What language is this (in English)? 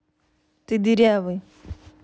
Russian